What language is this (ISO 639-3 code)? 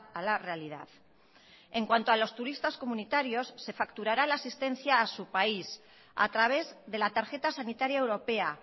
spa